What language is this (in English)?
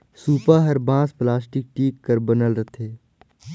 Chhattisgarhi